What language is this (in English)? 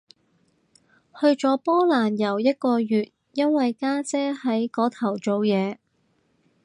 Cantonese